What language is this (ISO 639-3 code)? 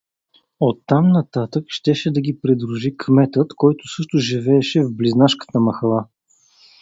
bul